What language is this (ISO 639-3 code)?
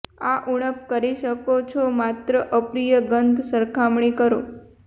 guj